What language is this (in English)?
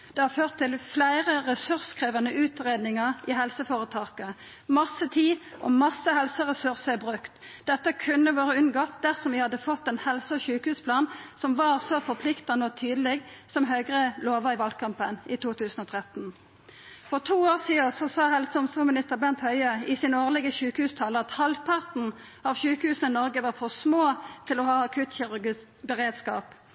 Norwegian Nynorsk